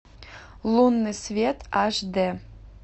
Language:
Russian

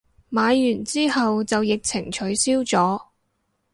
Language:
Cantonese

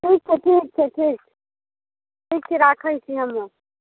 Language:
Maithili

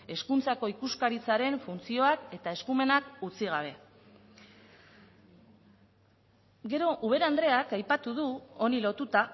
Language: Basque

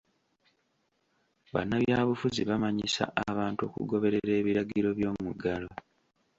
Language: Ganda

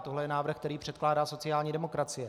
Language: Czech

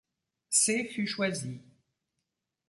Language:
French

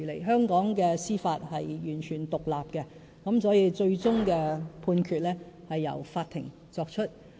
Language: Cantonese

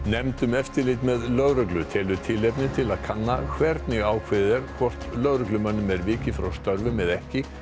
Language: Icelandic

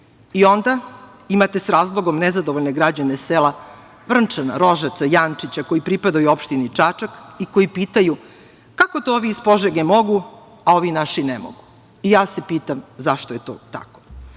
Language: Serbian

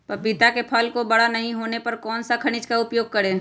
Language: Magahi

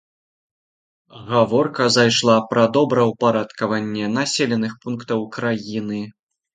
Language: Belarusian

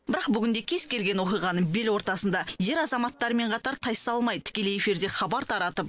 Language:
Kazakh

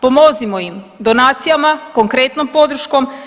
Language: Croatian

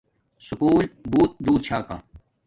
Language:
Domaaki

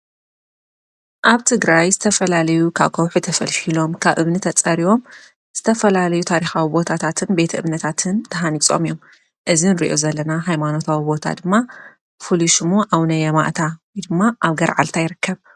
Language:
Tigrinya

